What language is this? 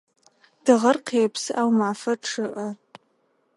Adyghe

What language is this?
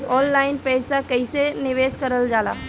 Bhojpuri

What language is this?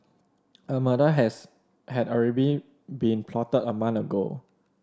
English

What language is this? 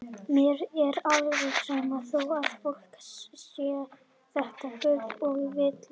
Icelandic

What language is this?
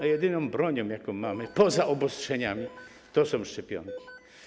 Polish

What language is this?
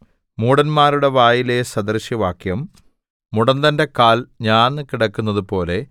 Malayalam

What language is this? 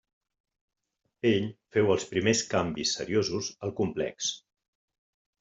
Catalan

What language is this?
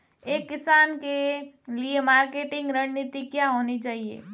Hindi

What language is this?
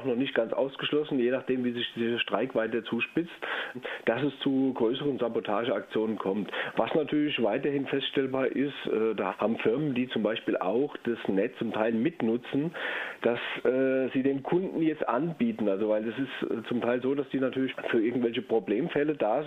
German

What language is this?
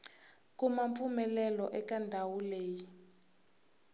Tsonga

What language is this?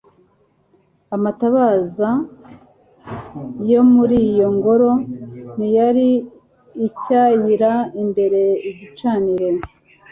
Kinyarwanda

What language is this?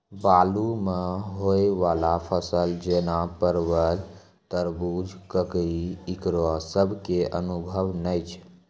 Maithili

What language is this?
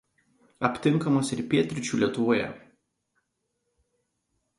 Lithuanian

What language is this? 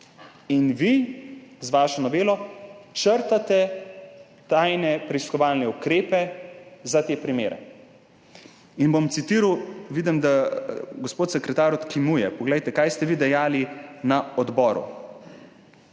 Slovenian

